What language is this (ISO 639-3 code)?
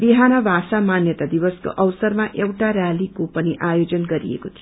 nep